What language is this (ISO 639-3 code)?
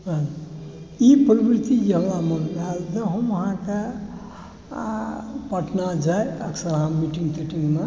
mai